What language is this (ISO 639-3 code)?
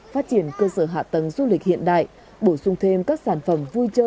vie